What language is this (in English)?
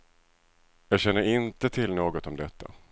Swedish